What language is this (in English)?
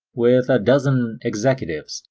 English